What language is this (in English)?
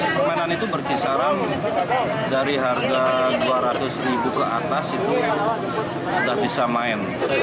Indonesian